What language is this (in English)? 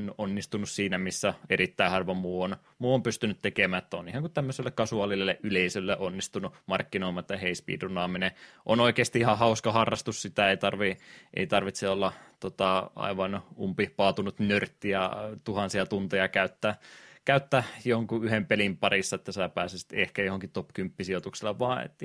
Finnish